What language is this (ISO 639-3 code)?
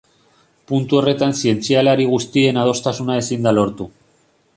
eus